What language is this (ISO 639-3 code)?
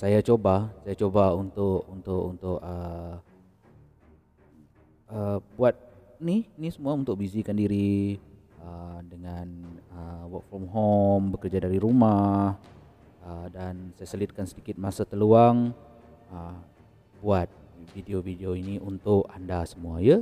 msa